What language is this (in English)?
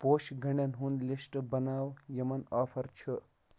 Kashmiri